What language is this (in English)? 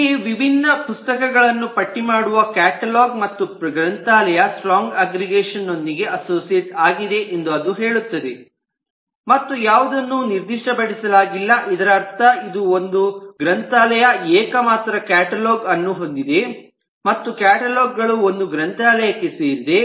Kannada